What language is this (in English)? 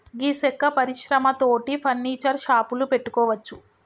Telugu